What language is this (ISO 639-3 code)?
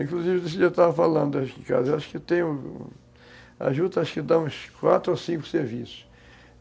por